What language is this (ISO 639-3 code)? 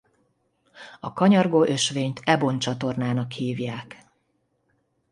hun